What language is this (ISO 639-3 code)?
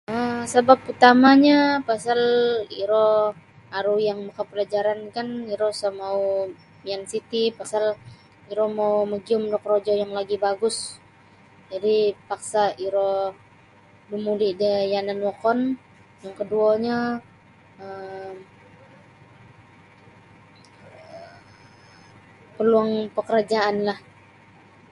bsy